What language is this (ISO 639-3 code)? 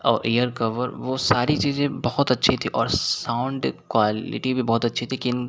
hin